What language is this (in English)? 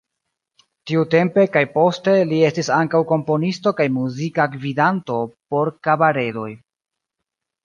Esperanto